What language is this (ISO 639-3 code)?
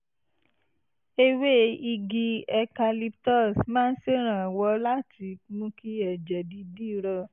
yor